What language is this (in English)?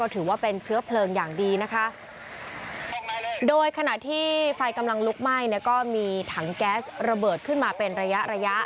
Thai